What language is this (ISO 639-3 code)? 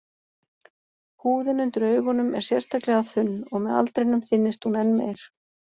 isl